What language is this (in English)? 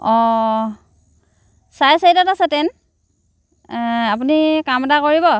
Assamese